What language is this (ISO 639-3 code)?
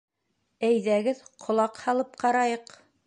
bak